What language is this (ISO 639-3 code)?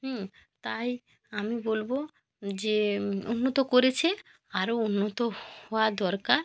ben